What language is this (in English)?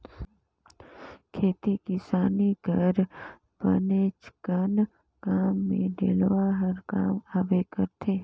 Chhattisgarhi